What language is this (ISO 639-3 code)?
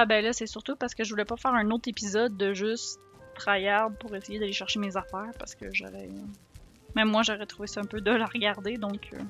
fra